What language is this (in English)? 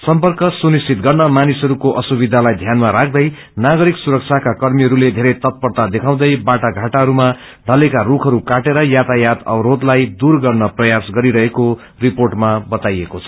Nepali